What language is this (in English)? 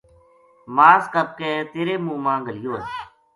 Gujari